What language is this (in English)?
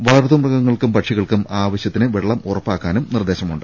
Malayalam